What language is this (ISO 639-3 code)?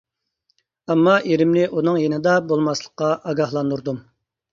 uig